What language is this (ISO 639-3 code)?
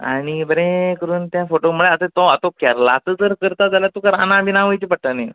kok